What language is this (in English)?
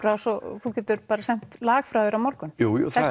Icelandic